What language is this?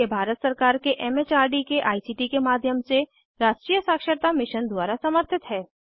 Hindi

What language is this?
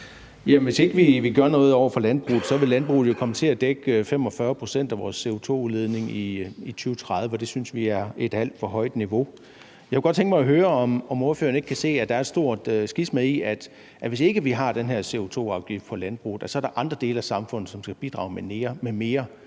Danish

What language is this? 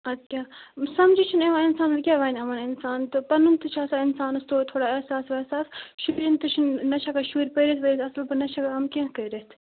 Kashmiri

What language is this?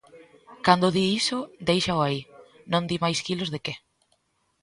Galician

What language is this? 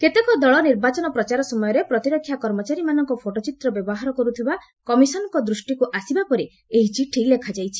Odia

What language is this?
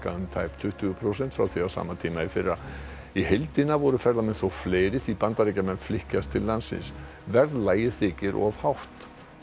Icelandic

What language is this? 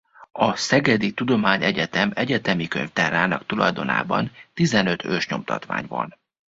Hungarian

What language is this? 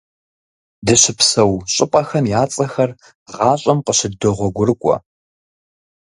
Kabardian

